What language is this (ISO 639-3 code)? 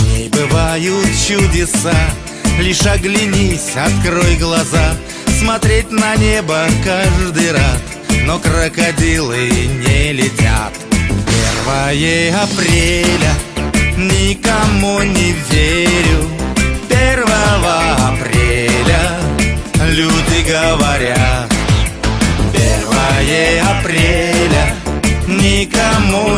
rus